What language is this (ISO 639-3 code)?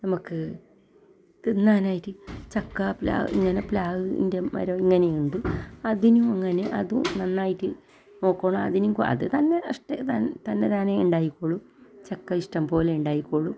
mal